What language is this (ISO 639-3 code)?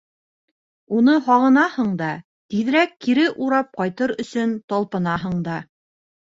bak